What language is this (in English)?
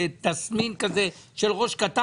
Hebrew